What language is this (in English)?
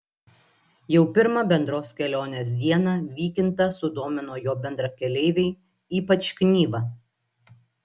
Lithuanian